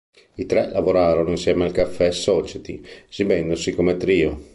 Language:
Italian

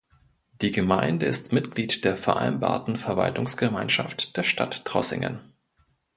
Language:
German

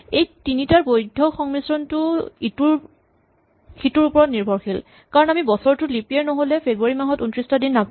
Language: Assamese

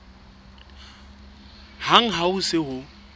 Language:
Southern Sotho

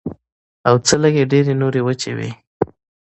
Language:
Pashto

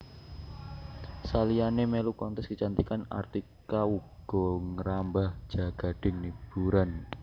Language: Javanese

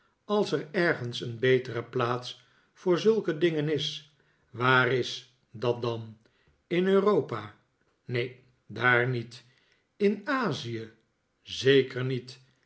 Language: Dutch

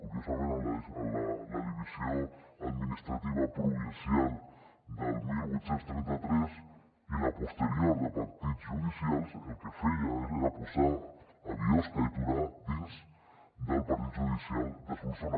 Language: Catalan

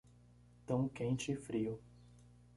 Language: Portuguese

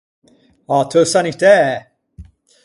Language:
Ligurian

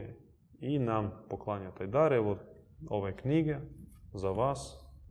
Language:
Croatian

